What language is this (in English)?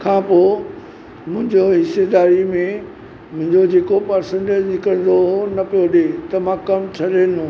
Sindhi